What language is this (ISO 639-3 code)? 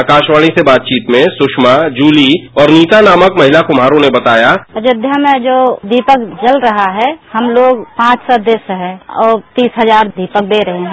hin